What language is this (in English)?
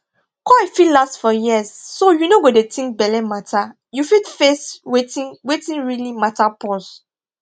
Nigerian Pidgin